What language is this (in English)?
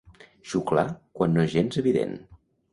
Catalan